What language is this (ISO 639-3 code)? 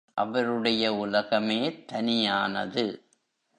tam